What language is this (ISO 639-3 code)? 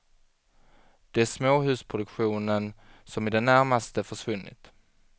swe